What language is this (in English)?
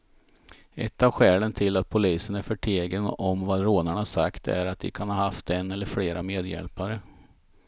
Swedish